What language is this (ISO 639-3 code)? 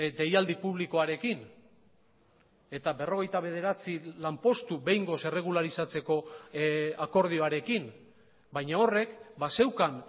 eus